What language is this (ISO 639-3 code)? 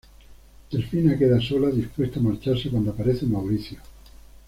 spa